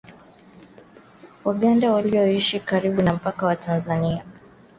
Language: Swahili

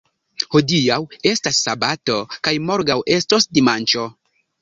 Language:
Esperanto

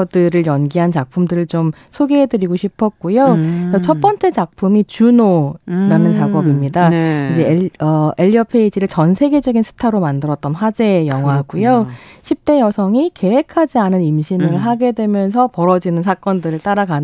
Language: Korean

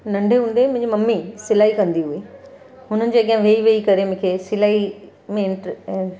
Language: Sindhi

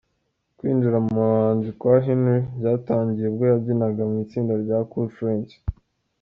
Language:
Kinyarwanda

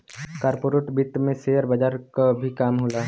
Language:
Bhojpuri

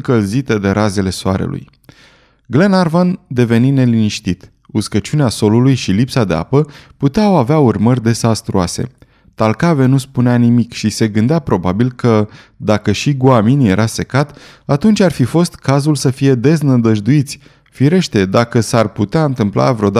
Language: Romanian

